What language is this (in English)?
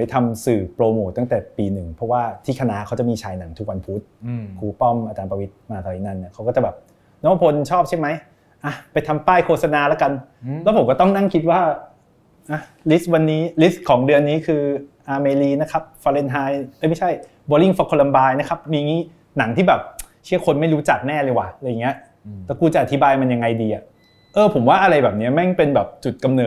Thai